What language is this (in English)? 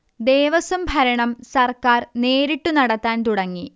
Malayalam